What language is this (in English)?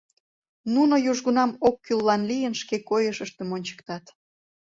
Mari